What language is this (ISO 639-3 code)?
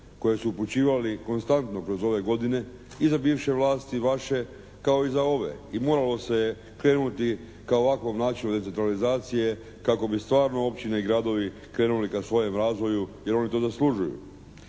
hrv